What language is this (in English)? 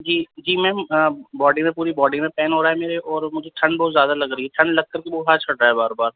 Urdu